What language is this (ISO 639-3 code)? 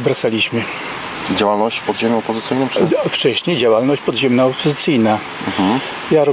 pol